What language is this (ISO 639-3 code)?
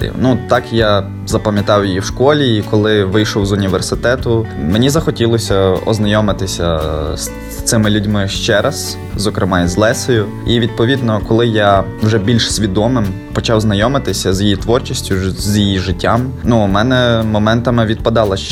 ukr